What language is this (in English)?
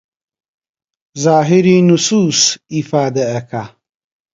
Central Kurdish